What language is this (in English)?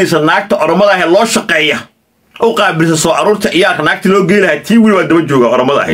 Arabic